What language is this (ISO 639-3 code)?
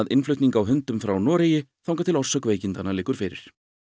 isl